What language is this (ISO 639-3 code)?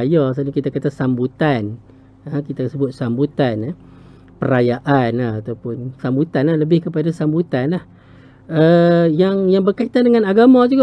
msa